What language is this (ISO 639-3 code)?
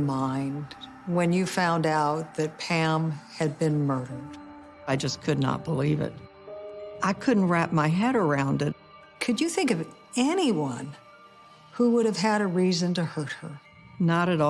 eng